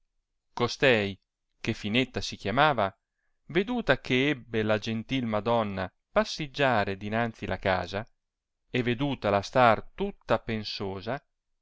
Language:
Italian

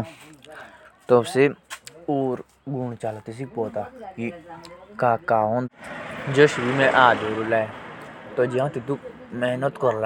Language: Jaunsari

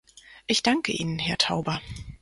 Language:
German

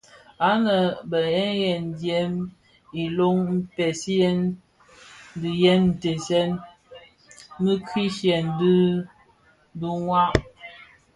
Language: Bafia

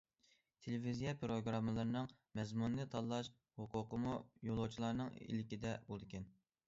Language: Uyghur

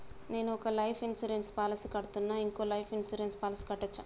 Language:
Telugu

